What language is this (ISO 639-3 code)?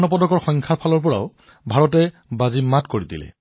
asm